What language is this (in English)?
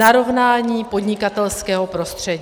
Czech